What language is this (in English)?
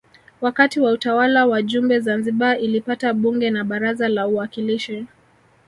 Swahili